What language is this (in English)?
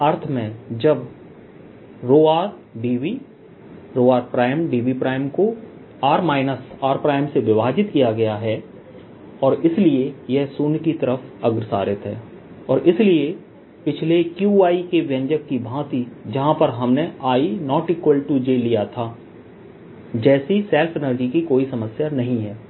Hindi